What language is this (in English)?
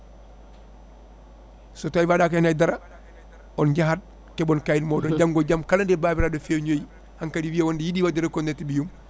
Fula